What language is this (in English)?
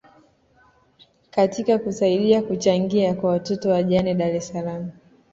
Swahili